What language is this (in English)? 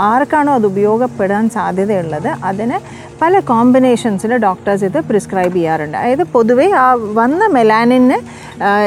Malayalam